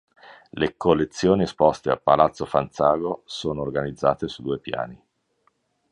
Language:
Italian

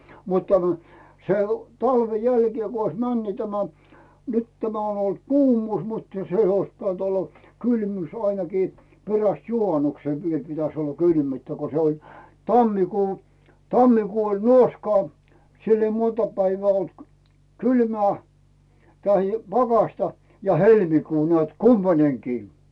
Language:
Finnish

